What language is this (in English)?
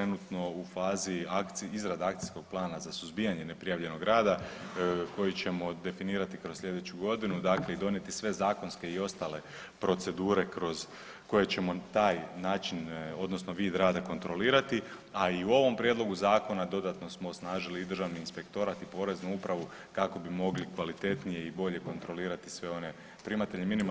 Croatian